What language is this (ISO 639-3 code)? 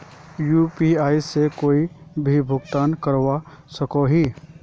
mag